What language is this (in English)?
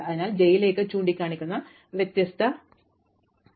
Malayalam